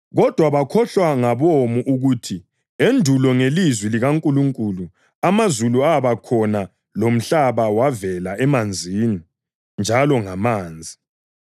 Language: North Ndebele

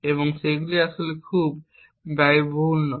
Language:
Bangla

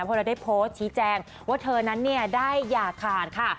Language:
Thai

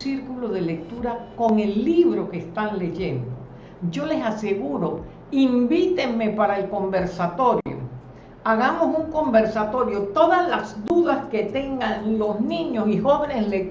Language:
Spanish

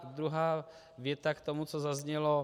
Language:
Czech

